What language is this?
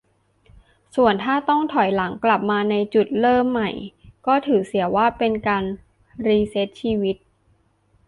Thai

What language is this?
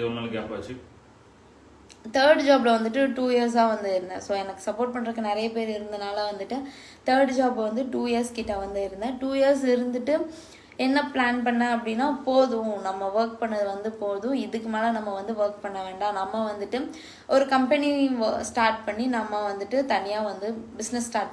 English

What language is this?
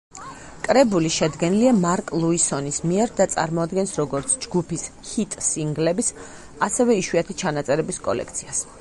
Georgian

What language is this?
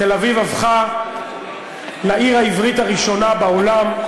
Hebrew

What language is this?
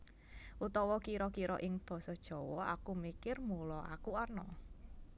Javanese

